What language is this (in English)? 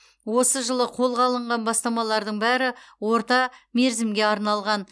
Kazakh